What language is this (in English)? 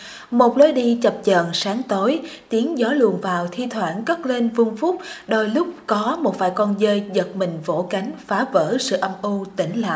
Vietnamese